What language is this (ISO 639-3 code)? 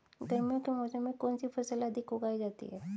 hin